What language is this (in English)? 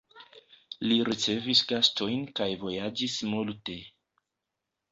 Esperanto